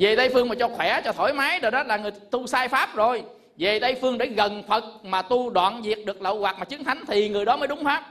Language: Vietnamese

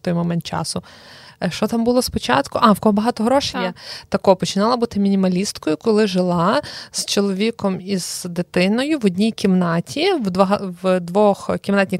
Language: Ukrainian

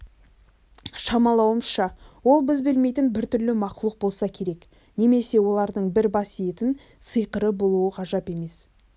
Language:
Kazakh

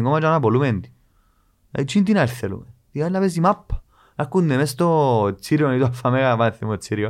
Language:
Greek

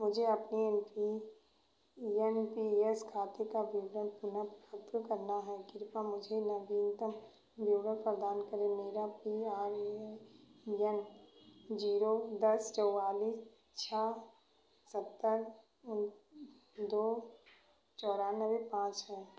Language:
Hindi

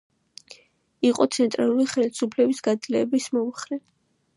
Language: Georgian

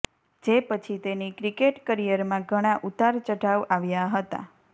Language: Gujarati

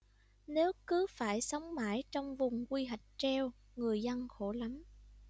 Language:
Vietnamese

